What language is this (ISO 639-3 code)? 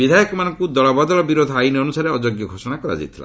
ori